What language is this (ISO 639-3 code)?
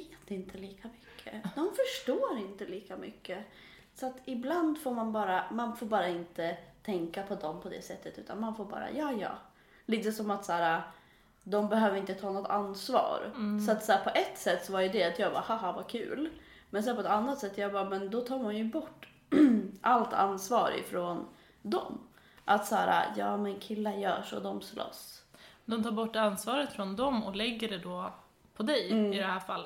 swe